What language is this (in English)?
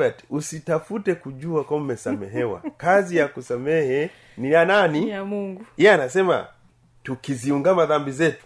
Swahili